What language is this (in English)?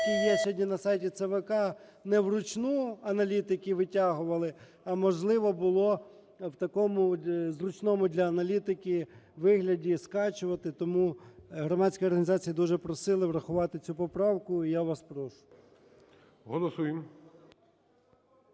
Ukrainian